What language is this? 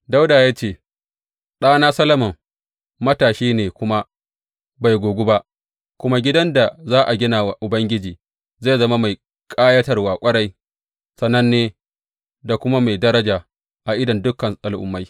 Hausa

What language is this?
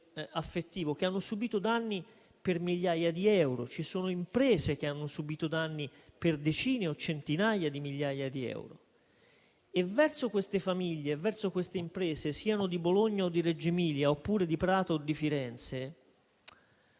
Italian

